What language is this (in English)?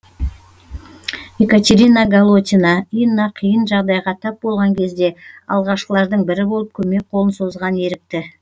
Kazakh